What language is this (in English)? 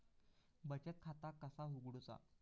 Marathi